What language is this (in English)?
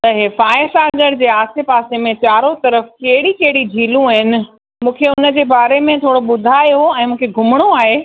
Sindhi